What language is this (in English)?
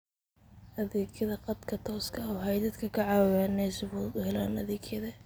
Somali